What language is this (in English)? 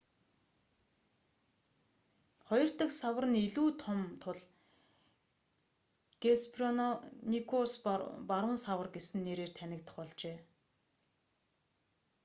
Mongolian